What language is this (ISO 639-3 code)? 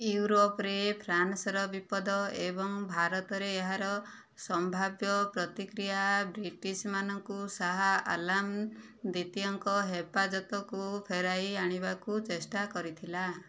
ori